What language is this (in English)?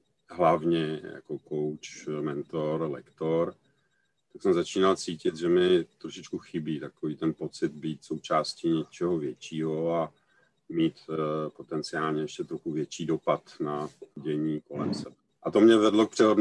Czech